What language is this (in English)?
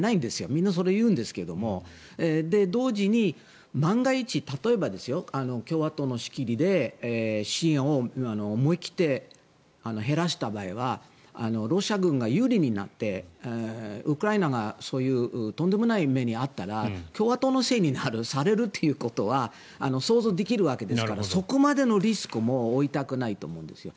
Japanese